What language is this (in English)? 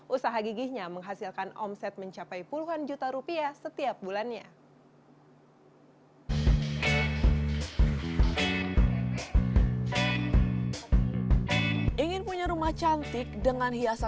Indonesian